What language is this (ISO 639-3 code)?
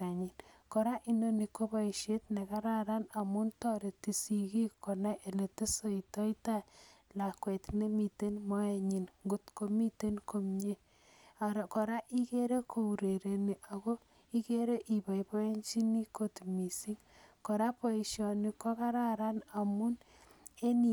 kln